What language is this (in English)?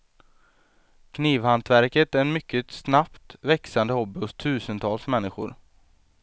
Swedish